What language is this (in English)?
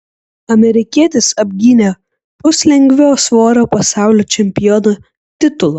Lithuanian